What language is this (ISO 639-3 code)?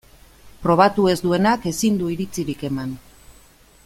eus